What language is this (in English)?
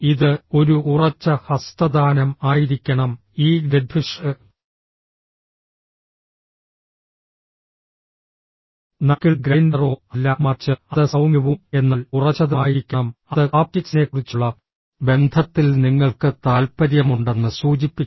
Malayalam